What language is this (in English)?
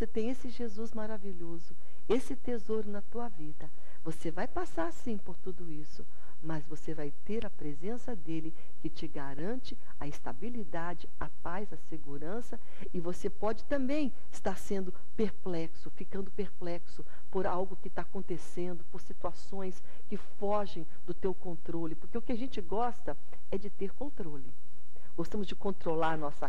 Portuguese